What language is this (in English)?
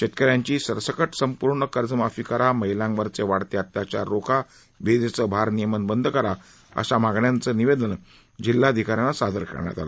Marathi